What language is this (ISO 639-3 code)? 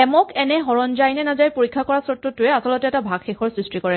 asm